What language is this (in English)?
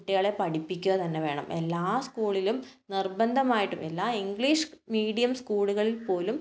Malayalam